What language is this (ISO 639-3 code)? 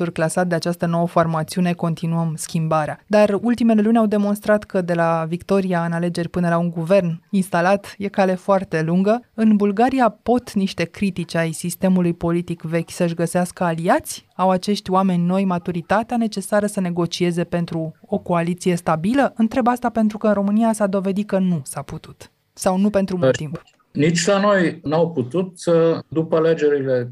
ron